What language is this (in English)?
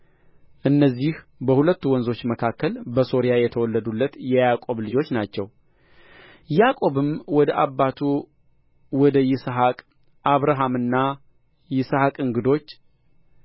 Amharic